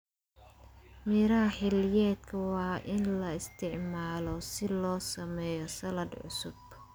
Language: Somali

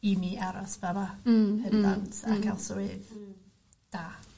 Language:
Welsh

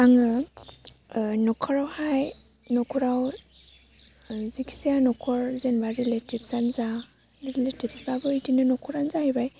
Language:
Bodo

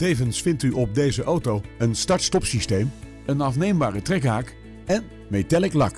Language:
Dutch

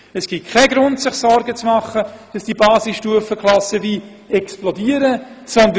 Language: Swiss German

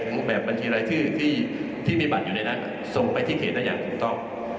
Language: Thai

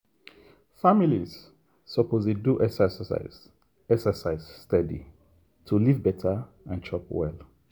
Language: Nigerian Pidgin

